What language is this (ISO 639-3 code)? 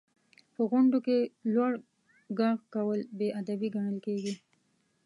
pus